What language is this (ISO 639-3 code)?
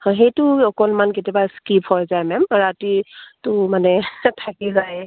asm